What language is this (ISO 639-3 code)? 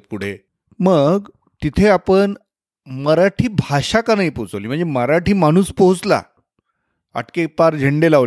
mar